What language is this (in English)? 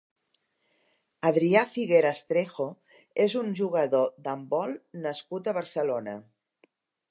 Catalan